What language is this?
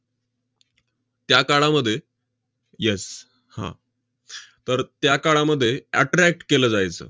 Marathi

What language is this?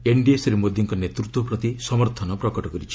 Odia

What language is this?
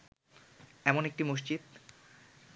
Bangla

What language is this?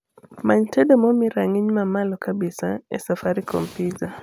Luo (Kenya and Tanzania)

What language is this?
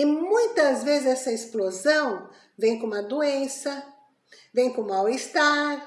Portuguese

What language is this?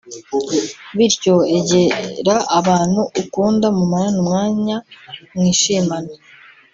Kinyarwanda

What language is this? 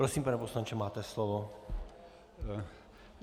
Czech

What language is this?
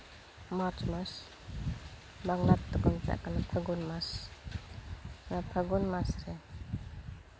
Santali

